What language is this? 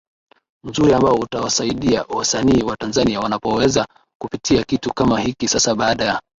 Swahili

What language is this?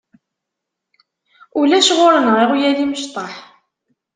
Kabyle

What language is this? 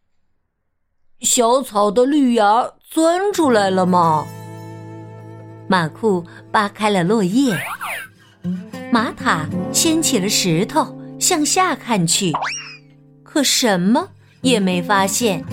Chinese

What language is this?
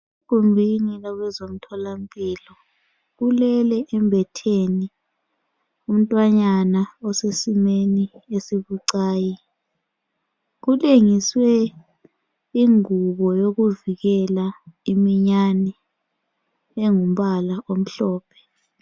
North Ndebele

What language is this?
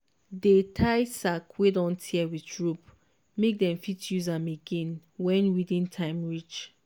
Nigerian Pidgin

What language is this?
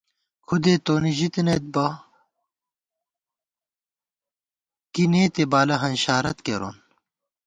Gawar-Bati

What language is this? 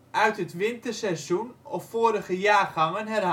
Dutch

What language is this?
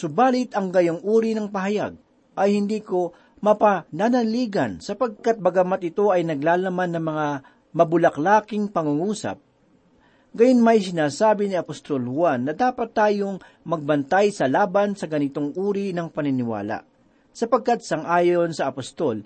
Filipino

